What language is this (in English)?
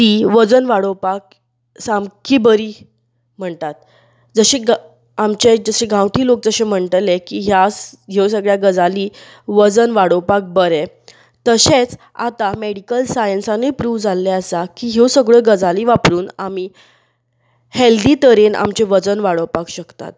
Konkani